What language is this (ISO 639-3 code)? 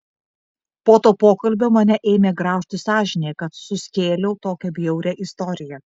lit